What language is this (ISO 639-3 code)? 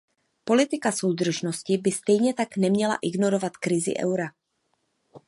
ces